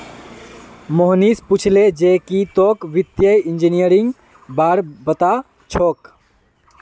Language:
Magahi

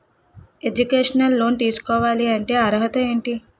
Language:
Telugu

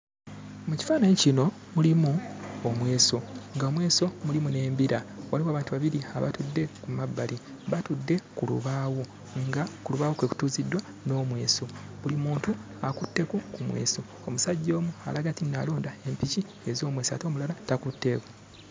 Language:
Ganda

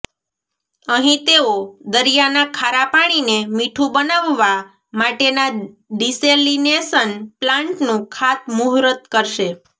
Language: Gujarati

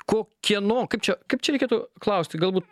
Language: Lithuanian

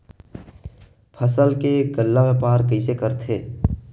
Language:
Chhattisgarhi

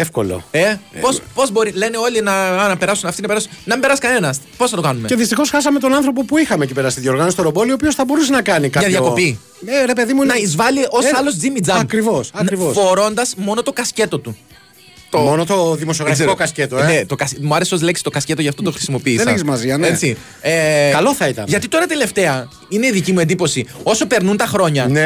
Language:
Greek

